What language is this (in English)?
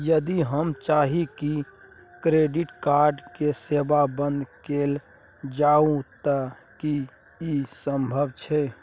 Maithili